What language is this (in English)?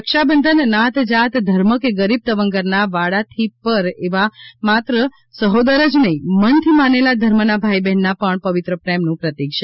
Gujarati